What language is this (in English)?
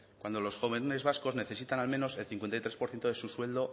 Spanish